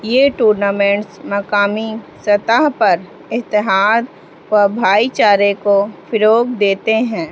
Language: Urdu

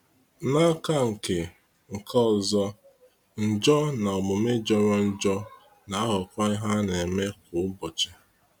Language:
Igbo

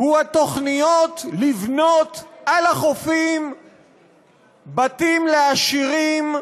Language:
Hebrew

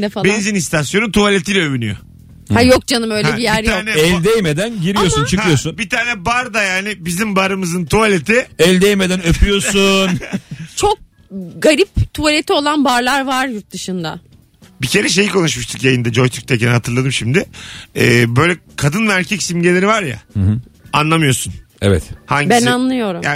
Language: Turkish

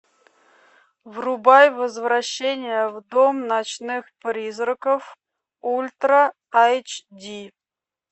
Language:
Russian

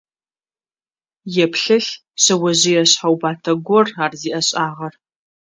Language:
Adyghe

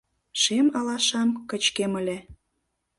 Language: Mari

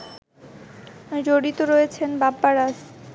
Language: Bangla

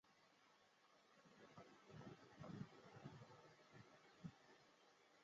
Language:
Chinese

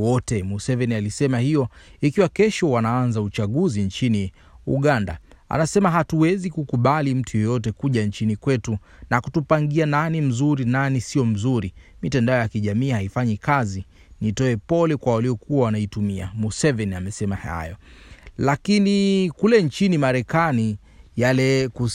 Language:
Swahili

